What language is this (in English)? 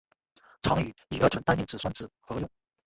Chinese